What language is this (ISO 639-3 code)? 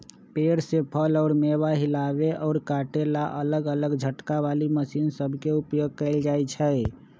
mag